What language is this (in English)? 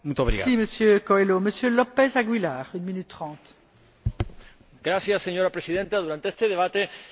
Spanish